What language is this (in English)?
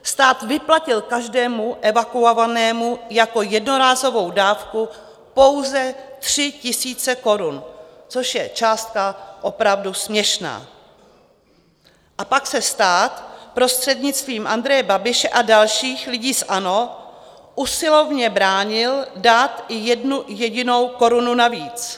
Czech